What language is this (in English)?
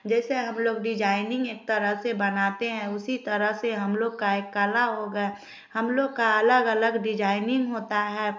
Hindi